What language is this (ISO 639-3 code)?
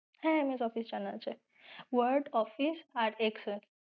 ben